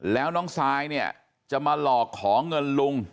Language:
Thai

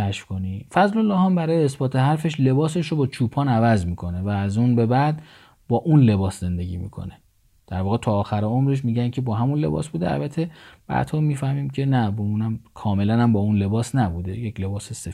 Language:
Persian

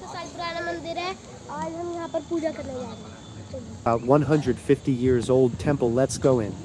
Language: Hindi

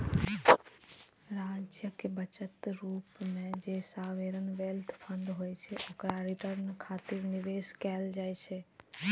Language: Maithili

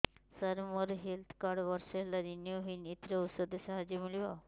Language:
Odia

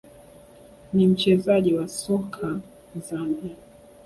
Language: Swahili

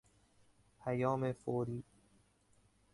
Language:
Persian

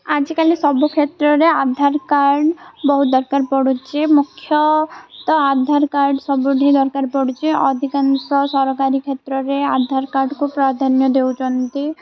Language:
Odia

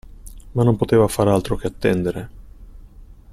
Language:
Italian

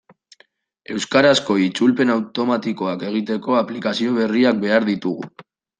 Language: Basque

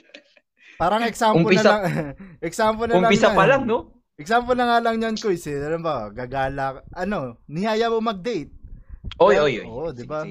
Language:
Filipino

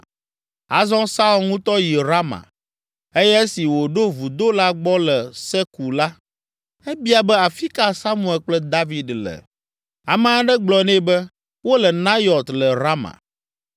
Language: Ewe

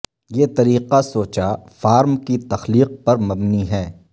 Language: Urdu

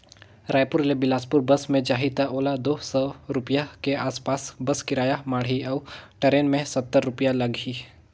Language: Chhattisgarhi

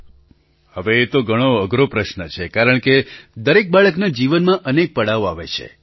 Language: Gujarati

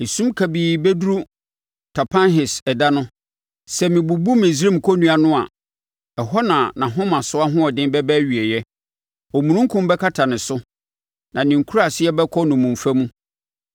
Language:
Akan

